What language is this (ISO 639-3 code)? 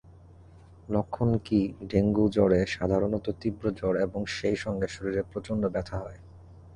ben